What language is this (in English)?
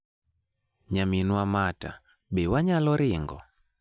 Luo (Kenya and Tanzania)